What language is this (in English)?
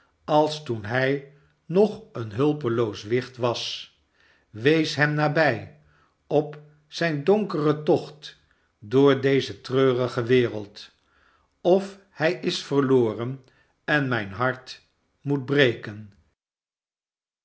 Dutch